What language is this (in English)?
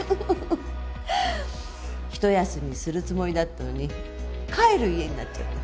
Japanese